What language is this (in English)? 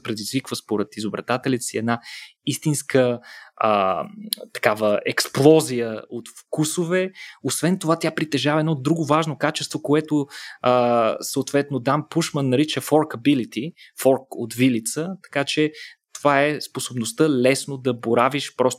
Bulgarian